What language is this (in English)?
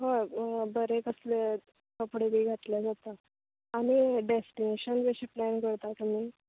Konkani